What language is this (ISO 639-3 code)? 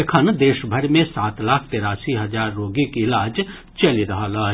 mai